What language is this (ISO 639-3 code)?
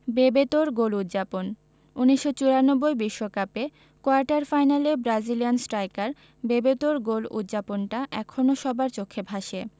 ben